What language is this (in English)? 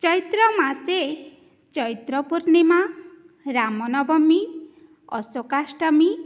Sanskrit